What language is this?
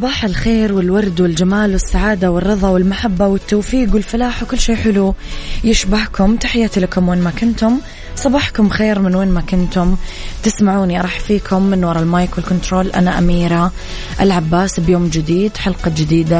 Arabic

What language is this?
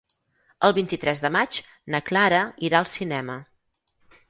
Catalan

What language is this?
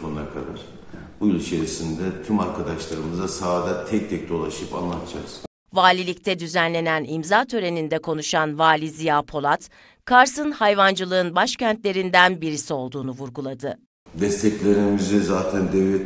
Turkish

